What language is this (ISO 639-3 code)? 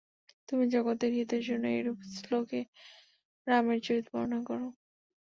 ben